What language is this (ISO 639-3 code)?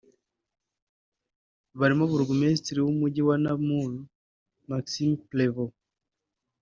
kin